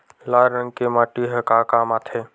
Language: Chhattisgarhi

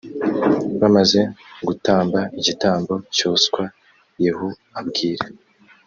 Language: Kinyarwanda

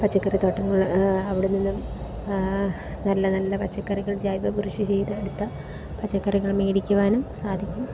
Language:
Malayalam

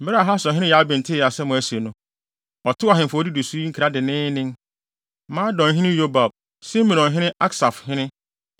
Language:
Akan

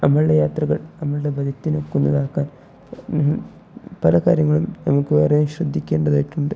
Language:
Malayalam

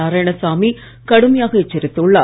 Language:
Tamil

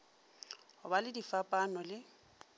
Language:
Northern Sotho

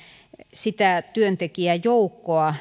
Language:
Finnish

